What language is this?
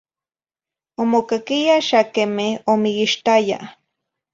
Zacatlán-Ahuacatlán-Tepetzintla Nahuatl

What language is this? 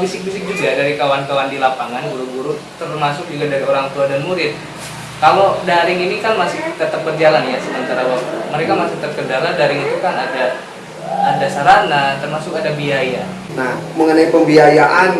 Indonesian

